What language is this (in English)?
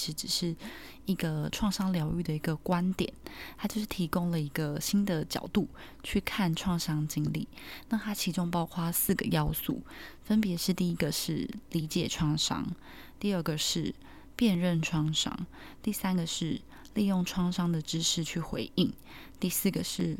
Chinese